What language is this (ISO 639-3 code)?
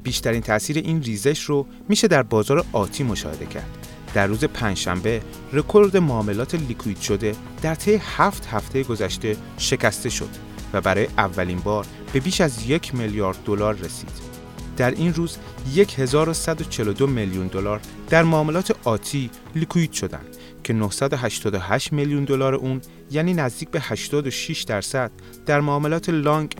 fas